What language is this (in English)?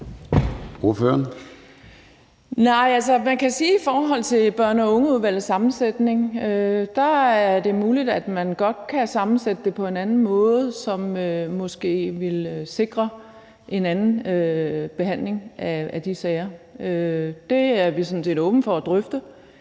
Danish